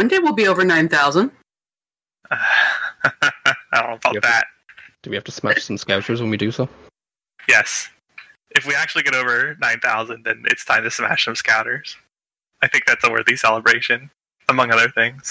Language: English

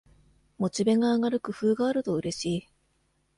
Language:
Japanese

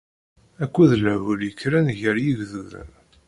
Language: Kabyle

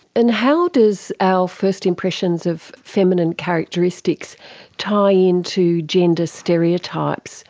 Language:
English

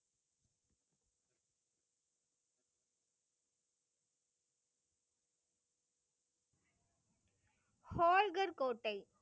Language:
Tamil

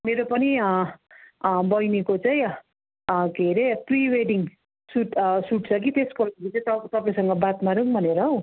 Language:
Nepali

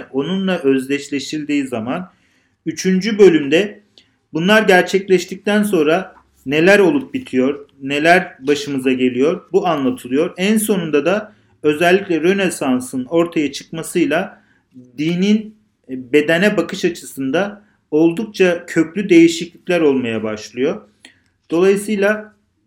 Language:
Turkish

